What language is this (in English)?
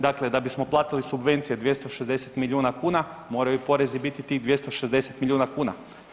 Croatian